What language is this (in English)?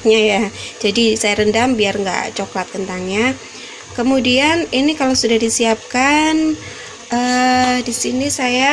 Indonesian